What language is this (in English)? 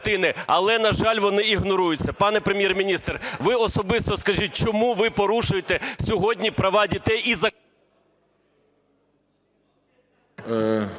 Ukrainian